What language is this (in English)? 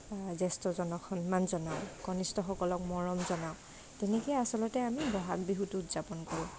Assamese